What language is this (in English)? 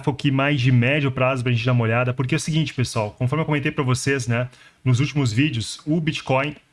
Portuguese